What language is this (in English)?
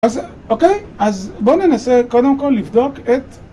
Hebrew